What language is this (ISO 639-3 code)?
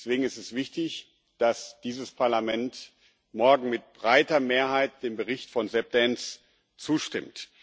deu